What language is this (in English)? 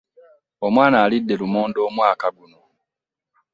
Ganda